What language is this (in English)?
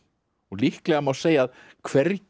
Icelandic